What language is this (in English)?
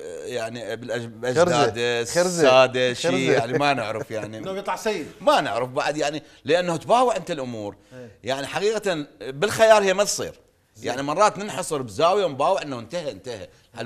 Arabic